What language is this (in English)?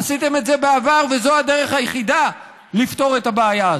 Hebrew